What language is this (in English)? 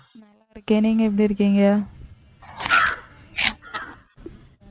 Tamil